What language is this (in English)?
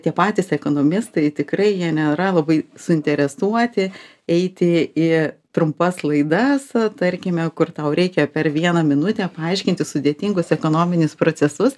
Lithuanian